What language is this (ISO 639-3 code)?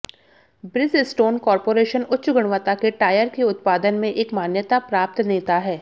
hin